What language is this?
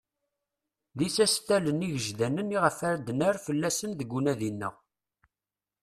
Kabyle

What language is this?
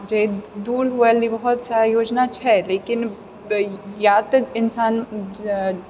Maithili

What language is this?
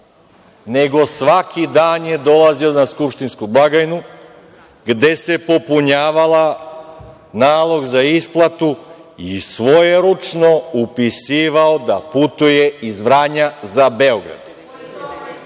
Serbian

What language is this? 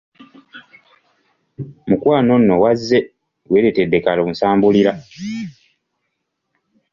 Ganda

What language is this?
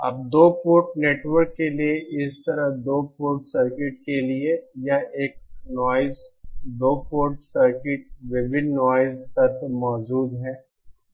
Hindi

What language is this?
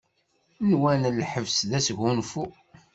Kabyle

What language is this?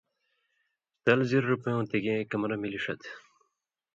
Indus Kohistani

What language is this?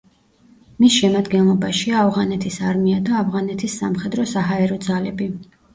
Georgian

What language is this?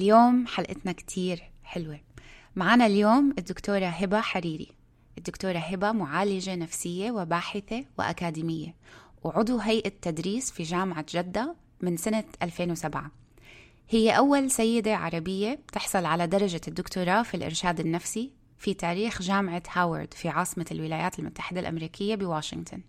Arabic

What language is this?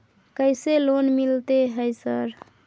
Maithili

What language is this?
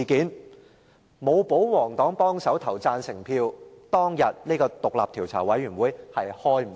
Cantonese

